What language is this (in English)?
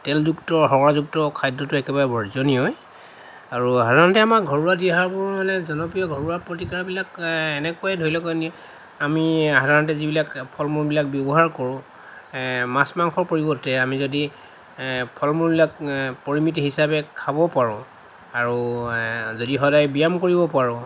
Assamese